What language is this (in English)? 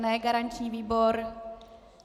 Czech